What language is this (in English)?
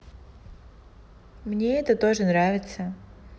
Russian